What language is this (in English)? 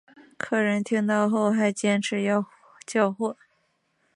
Chinese